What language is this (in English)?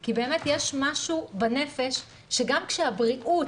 Hebrew